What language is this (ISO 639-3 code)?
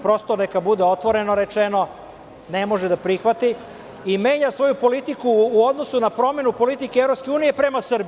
srp